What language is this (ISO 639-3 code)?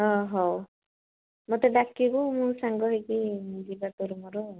ori